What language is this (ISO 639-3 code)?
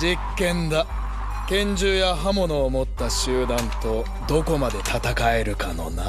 jpn